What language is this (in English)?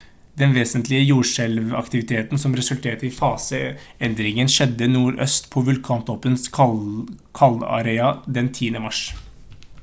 Norwegian Bokmål